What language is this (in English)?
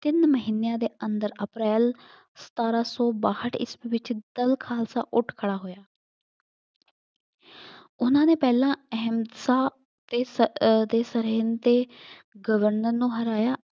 Punjabi